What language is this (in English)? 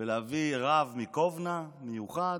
Hebrew